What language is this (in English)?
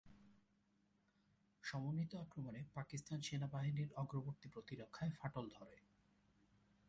Bangla